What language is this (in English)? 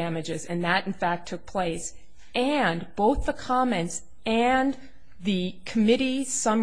English